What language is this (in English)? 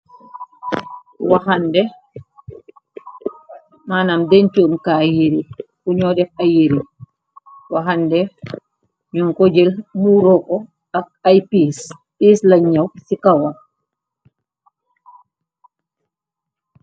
Wolof